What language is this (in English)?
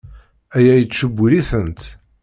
Kabyle